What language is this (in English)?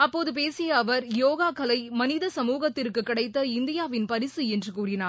Tamil